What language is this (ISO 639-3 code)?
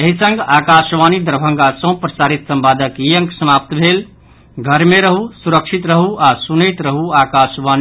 mai